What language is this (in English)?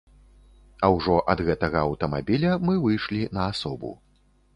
Belarusian